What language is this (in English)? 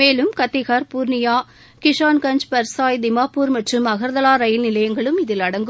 Tamil